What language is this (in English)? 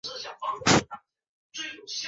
Chinese